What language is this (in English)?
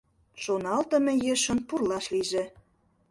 Mari